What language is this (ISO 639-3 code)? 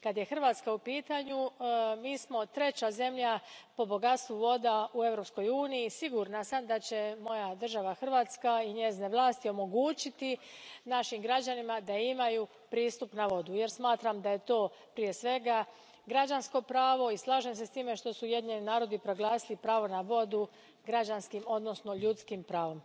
hrv